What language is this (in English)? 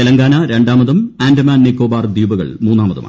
Malayalam